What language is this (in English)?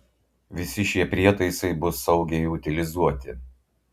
Lithuanian